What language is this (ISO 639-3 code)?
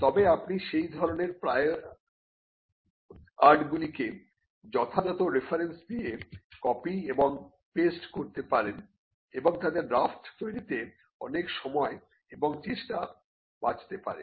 ben